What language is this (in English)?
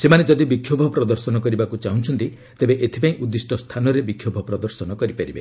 Odia